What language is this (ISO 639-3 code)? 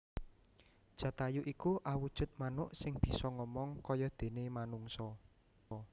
jav